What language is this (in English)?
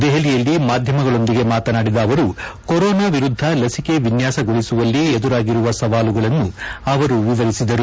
Kannada